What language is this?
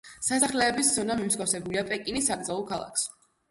Georgian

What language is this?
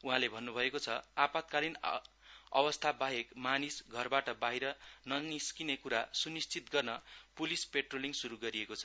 Nepali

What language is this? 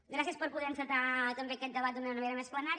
Catalan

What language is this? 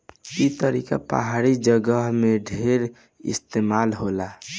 Bhojpuri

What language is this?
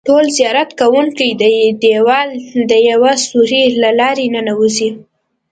Pashto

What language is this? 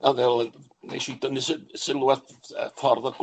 Welsh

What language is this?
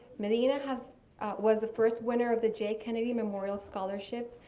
English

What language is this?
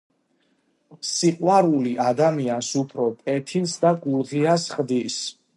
Georgian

